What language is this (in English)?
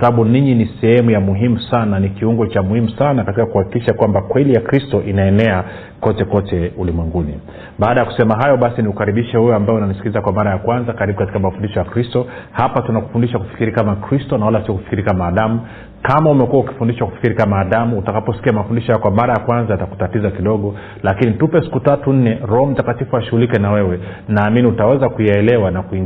Swahili